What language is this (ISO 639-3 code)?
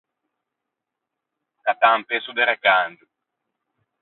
lij